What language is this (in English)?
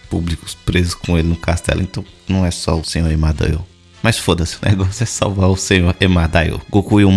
Portuguese